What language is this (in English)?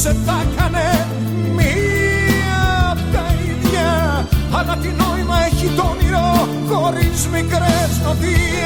Greek